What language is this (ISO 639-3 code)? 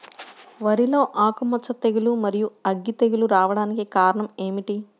tel